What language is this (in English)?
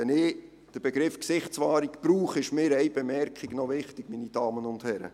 Swiss German